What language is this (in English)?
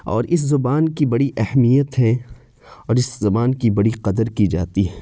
Urdu